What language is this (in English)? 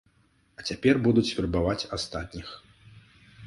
Belarusian